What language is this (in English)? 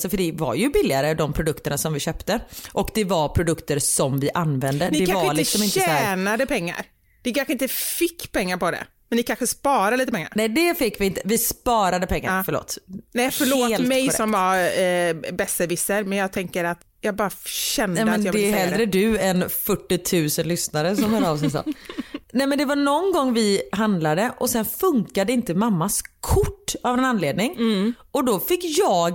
Swedish